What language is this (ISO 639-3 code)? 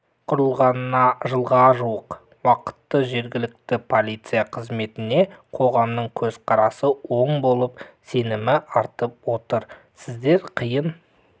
kaz